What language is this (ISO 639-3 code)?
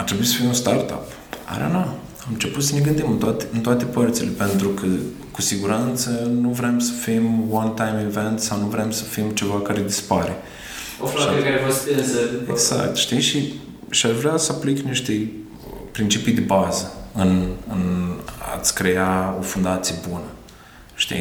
ron